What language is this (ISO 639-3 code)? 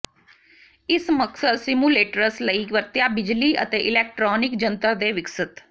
pan